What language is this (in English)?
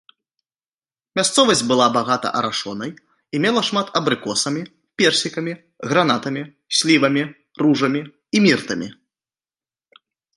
Belarusian